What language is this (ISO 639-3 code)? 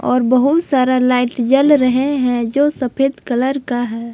hin